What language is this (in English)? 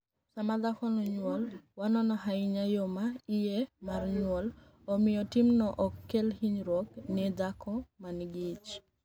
Luo (Kenya and Tanzania)